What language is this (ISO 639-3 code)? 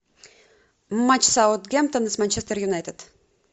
rus